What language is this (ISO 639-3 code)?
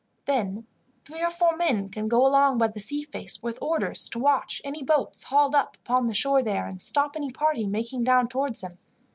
eng